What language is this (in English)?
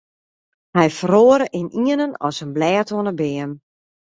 Western Frisian